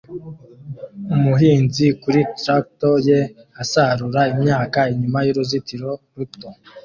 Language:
Kinyarwanda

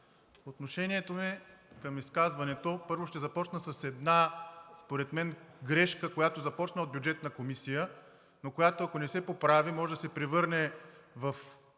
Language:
Bulgarian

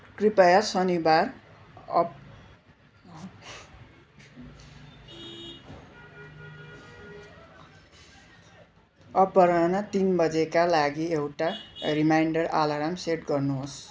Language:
Nepali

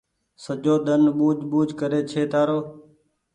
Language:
Goaria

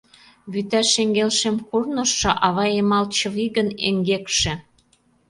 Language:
Mari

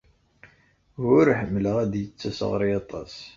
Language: Kabyle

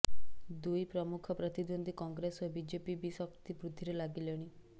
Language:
Odia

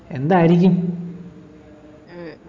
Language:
Malayalam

